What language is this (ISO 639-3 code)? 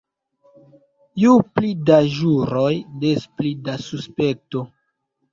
epo